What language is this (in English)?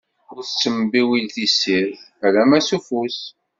Kabyle